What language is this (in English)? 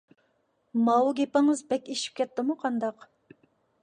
Uyghur